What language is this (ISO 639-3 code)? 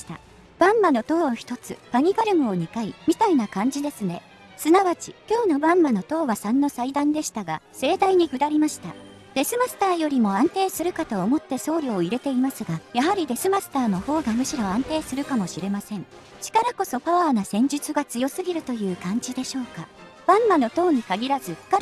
jpn